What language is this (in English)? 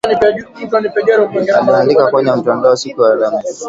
Swahili